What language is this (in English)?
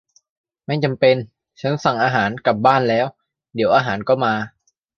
Thai